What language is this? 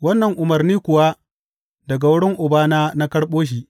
Hausa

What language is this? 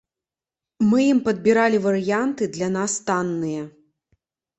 Belarusian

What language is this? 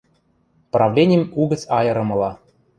Western Mari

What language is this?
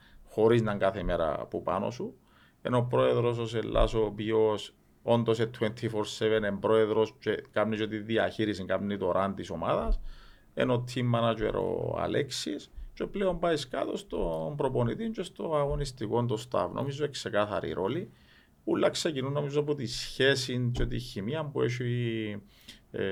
Greek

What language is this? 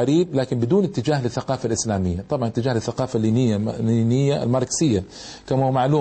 Arabic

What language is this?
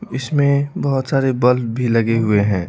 Hindi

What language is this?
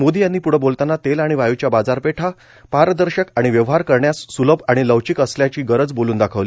Marathi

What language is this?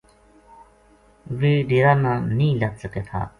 Gujari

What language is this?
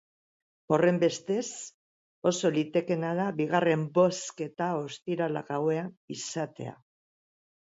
Basque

